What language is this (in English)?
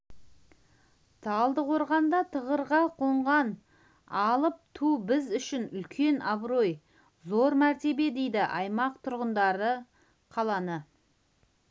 Kazakh